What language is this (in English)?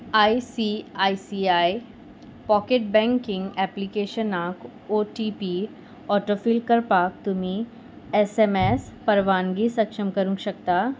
Konkani